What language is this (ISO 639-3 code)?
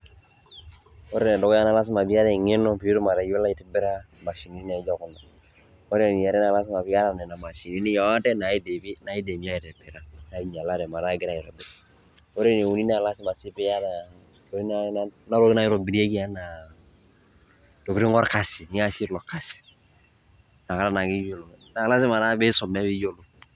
mas